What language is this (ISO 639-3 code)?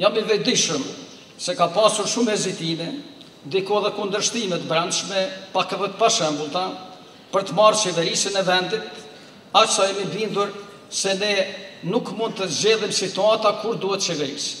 ron